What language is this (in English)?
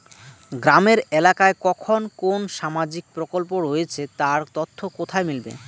Bangla